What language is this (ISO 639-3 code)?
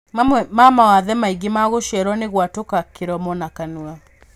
kik